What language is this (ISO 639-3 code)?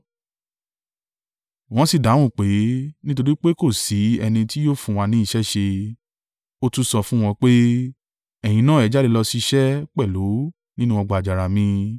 yor